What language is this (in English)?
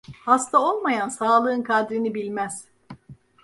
Turkish